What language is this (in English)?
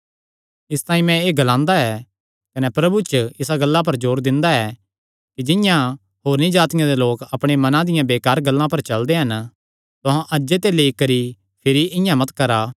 Kangri